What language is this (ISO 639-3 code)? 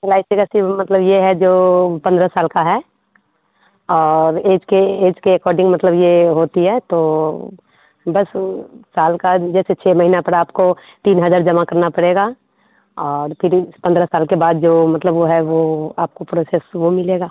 hin